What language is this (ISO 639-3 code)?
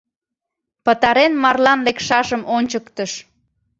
chm